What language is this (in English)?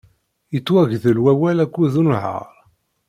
Kabyle